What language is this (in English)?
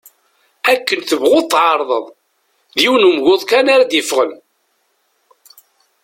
Kabyle